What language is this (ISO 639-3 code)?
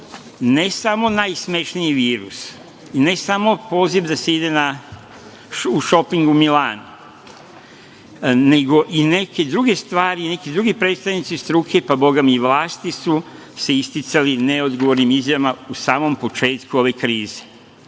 srp